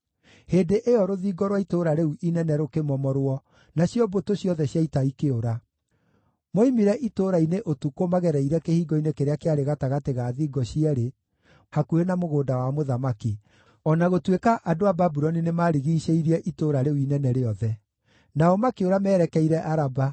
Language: Kikuyu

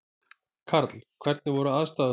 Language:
Icelandic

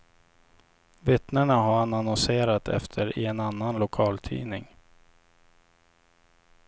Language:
Swedish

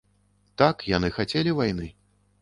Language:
Belarusian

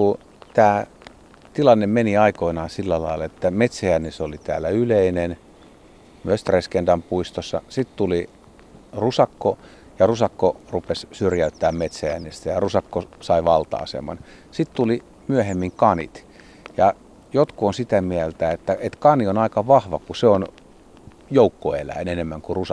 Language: Finnish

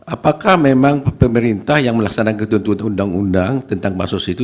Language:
Indonesian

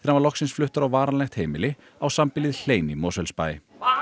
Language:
Icelandic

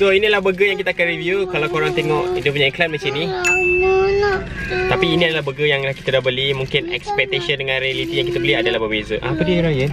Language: Malay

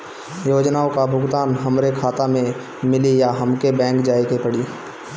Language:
Bhojpuri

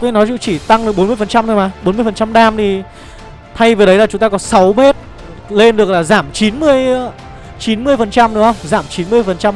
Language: Vietnamese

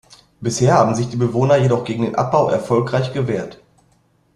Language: German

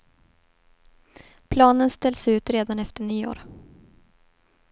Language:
Swedish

